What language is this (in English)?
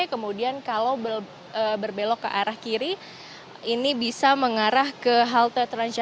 Indonesian